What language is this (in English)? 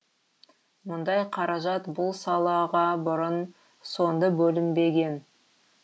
Kazakh